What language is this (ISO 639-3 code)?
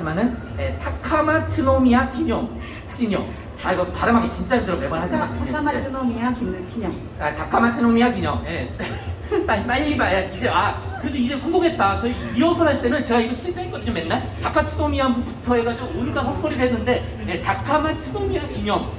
kor